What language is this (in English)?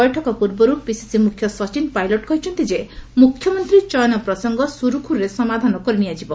Odia